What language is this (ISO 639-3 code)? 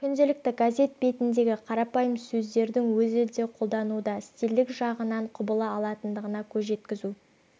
kaz